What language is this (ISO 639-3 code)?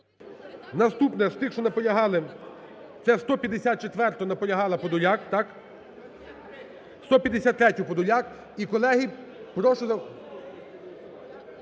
ukr